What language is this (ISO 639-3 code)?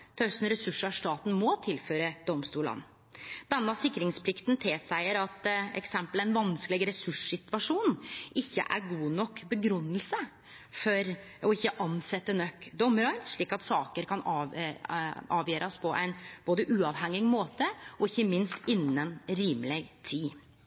nno